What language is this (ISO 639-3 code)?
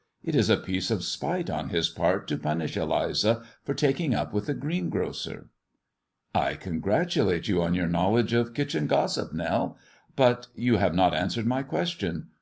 eng